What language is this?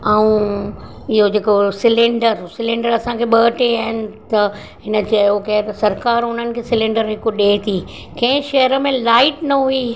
Sindhi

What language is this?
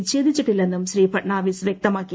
Malayalam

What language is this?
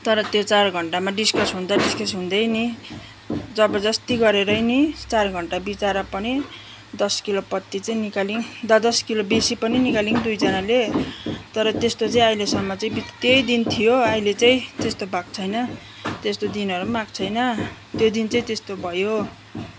Nepali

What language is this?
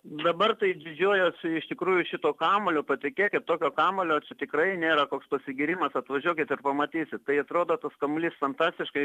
Lithuanian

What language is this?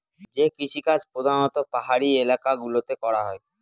Bangla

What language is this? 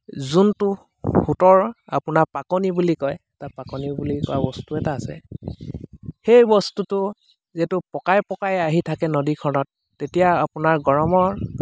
Assamese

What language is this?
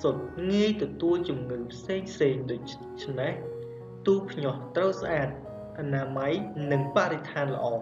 Vietnamese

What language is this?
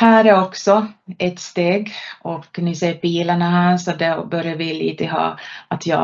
Swedish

